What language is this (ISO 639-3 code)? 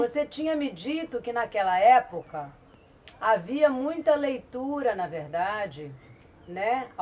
por